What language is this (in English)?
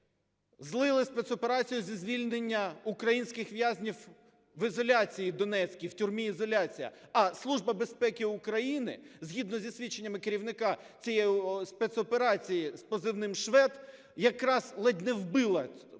Ukrainian